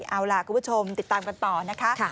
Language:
Thai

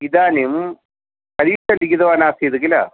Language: Sanskrit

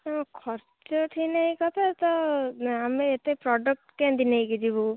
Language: Odia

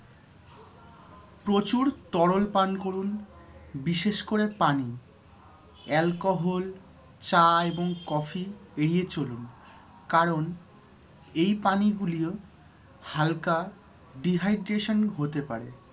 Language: Bangla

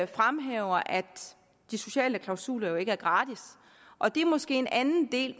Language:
Danish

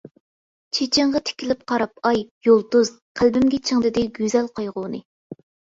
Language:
Uyghur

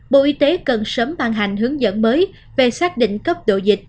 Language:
Vietnamese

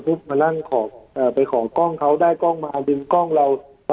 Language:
Thai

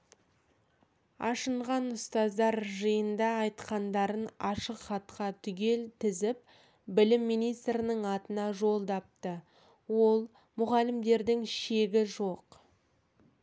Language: Kazakh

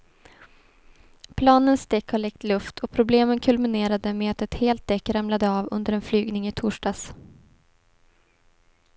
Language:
Swedish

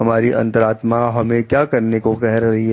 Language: Hindi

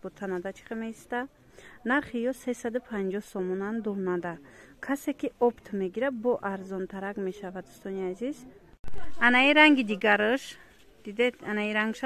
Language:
Turkish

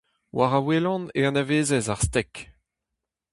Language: Breton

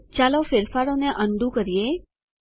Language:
Gujarati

